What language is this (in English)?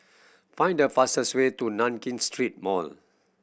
English